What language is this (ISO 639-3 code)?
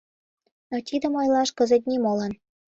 chm